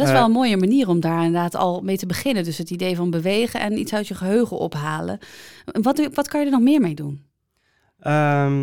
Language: Dutch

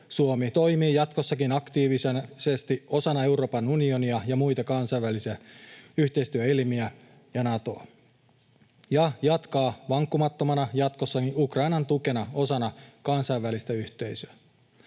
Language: Finnish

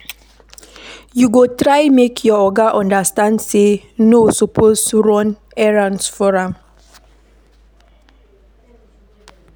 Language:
Nigerian Pidgin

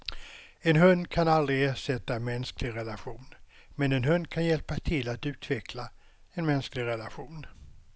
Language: Swedish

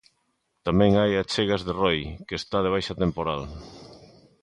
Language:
Galician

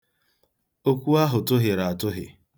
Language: Igbo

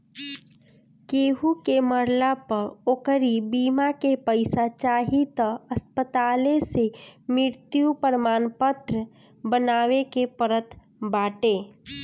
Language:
Bhojpuri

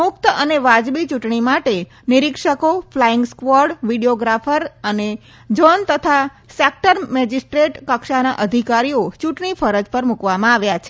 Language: Gujarati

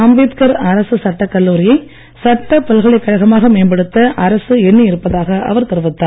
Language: Tamil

